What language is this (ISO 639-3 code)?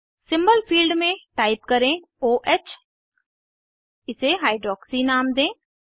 hin